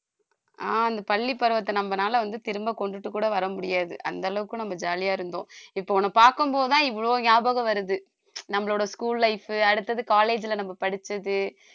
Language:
Tamil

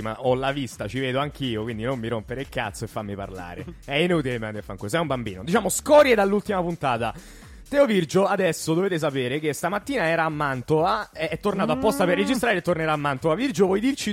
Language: Italian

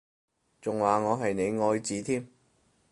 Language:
Cantonese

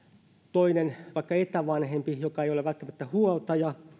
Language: Finnish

